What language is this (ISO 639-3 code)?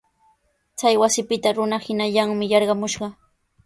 qws